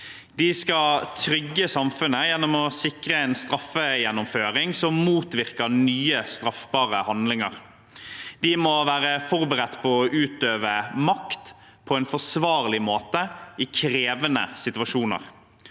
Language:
Norwegian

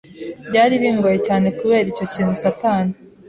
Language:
Kinyarwanda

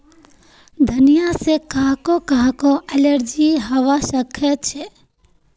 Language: Magahi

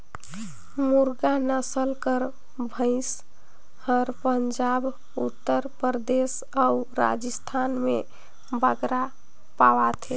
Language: Chhattisgarhi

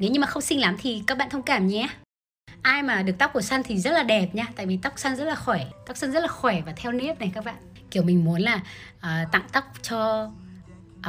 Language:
Vietnamese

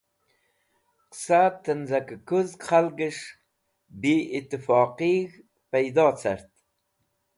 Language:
Wakhi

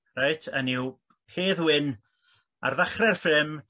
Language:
Welsh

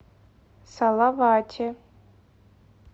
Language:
Russian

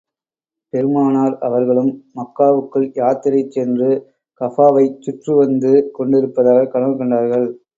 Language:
Tamil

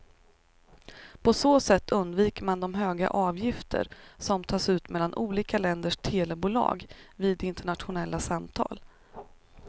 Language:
Swedish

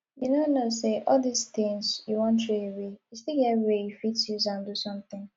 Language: Nigerian Pidgin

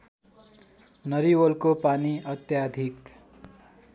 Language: Nepali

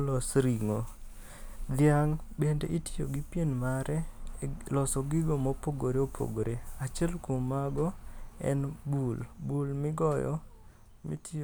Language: Luo (Kenya and Tanzania)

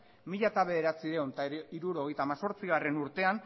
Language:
Basque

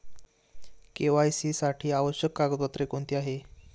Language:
Marathi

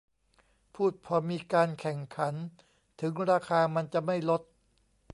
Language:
Thai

